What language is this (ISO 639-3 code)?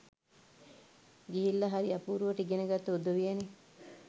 sin